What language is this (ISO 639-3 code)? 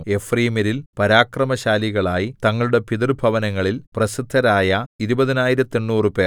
mal